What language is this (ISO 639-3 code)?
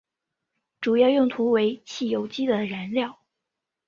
zho